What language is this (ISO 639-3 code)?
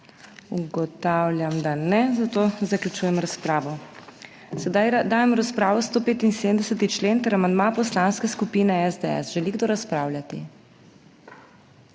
slv